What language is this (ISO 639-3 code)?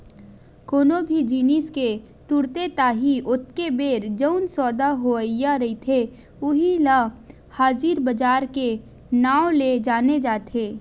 hne